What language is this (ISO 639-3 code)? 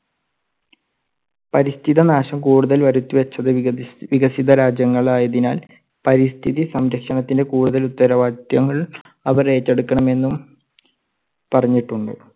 mal